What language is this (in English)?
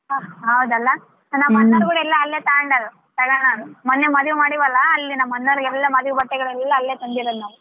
Kannada